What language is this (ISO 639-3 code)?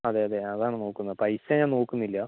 mal